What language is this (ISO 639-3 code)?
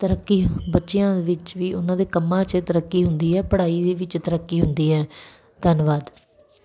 pan